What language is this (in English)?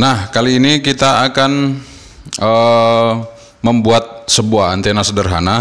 Indonesian